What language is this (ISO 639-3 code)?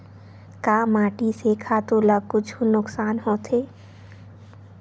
hne